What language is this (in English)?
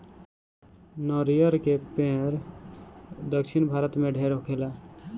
Bhojpuri